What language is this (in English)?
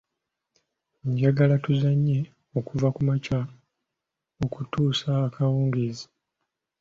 Ganda